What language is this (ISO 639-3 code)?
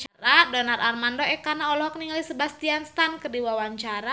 sun